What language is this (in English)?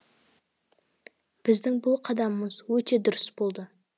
Kazakh